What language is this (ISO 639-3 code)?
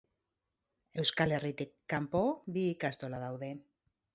eus